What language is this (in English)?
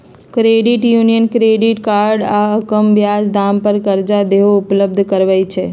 Magahi